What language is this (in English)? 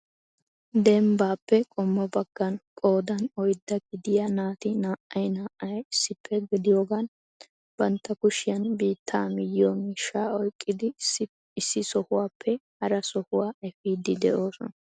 Wolaytta